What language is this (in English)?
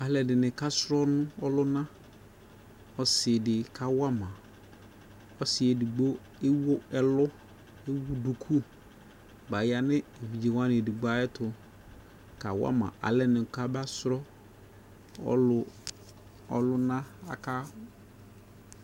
Ikposo